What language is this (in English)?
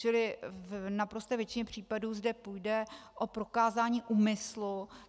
Czech